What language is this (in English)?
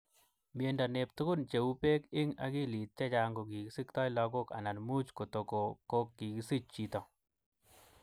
Kalenjin